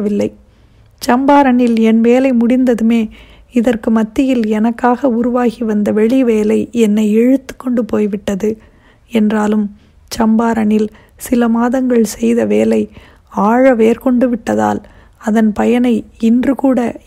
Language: Tamil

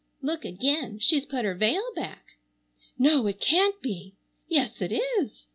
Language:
English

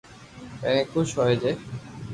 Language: Loarki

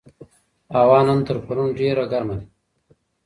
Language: Pashto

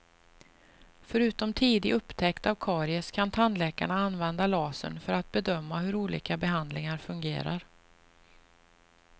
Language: Swedish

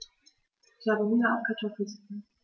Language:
German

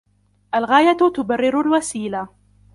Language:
Arabic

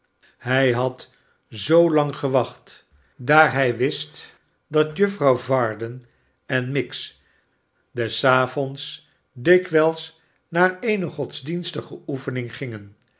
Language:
Dutch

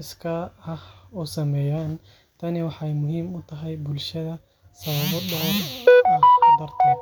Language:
Somali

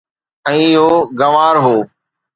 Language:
Sindhi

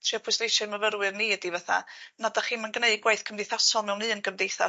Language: Welsh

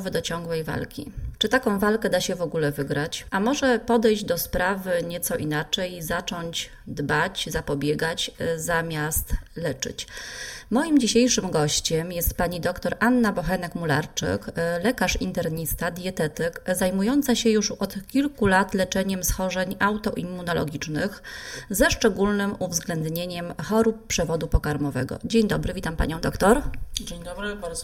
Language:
Polish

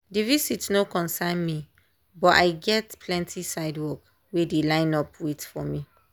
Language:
Nigerian Pidgin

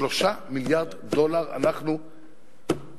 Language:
Hebrew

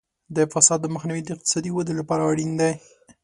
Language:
Pashto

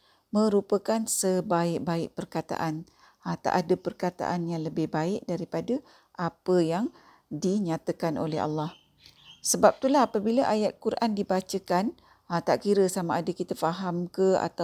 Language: Malay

